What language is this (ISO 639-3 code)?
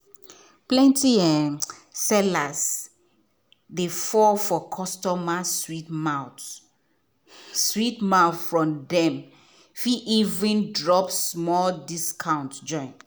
pcm